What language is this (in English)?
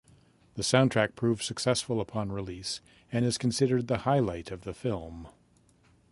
English